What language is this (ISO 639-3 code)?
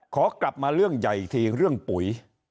tha